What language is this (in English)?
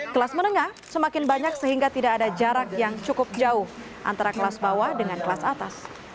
Indonesian